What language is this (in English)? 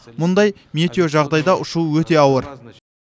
Kazakh